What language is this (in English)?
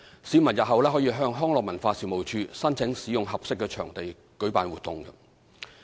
Cantonese